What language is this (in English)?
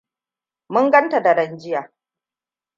Hausa